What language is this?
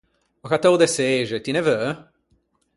Ligurian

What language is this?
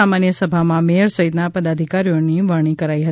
Gujarati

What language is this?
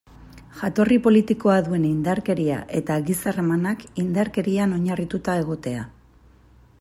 Basque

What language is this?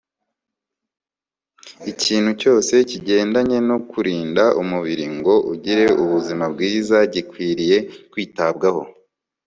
Kinyarwanda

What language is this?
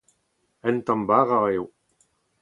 Breton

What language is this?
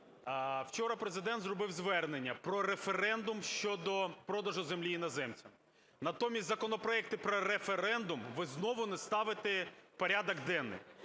Ukrainian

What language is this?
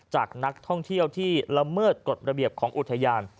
Thai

